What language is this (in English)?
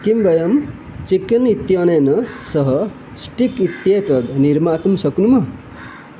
Sanskrit